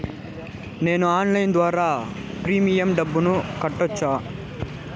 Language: Telugu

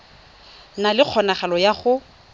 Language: Tswana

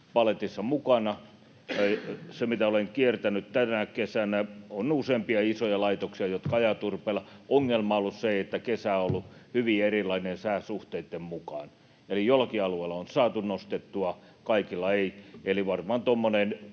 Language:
Finnish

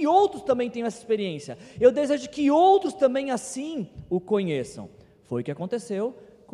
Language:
Portuguese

